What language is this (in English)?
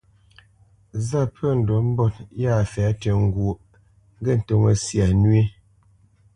Bamenyam